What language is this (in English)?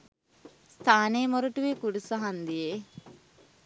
Sinhala